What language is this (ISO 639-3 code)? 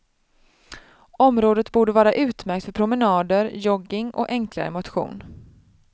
swe